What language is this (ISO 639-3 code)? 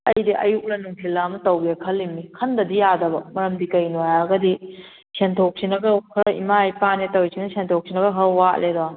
mni